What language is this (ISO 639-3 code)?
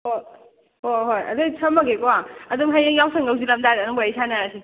mni